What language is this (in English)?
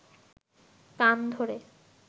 Bangla